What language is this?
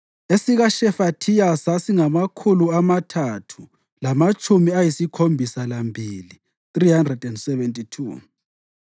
North Ndebele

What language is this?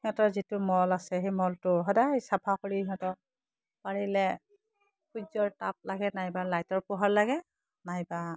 Assamese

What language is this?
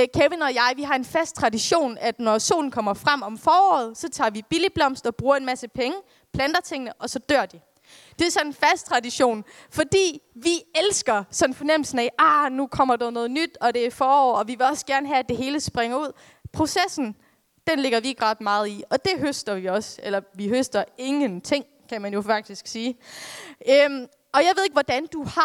Danish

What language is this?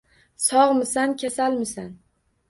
Uzbek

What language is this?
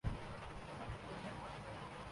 Urdu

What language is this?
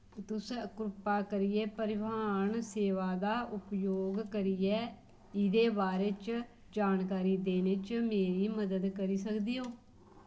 Dogri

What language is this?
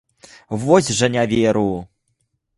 Belarusian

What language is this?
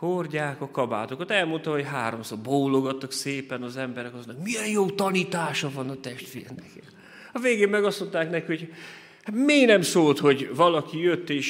Hungarian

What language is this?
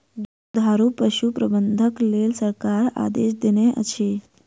Maithili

